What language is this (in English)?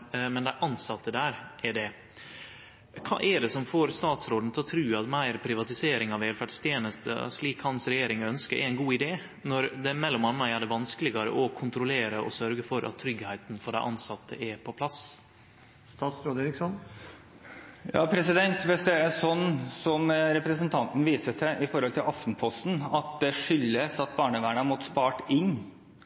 Norwegian